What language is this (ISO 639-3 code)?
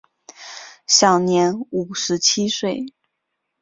zho